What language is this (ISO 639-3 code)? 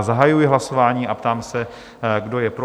ces